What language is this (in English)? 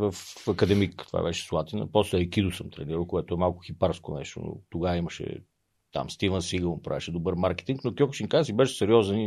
Bulgarian